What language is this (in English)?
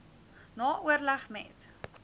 Afrikaans